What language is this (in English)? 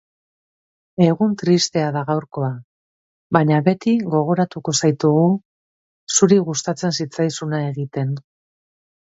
Basque